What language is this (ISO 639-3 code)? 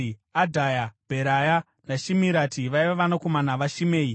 sna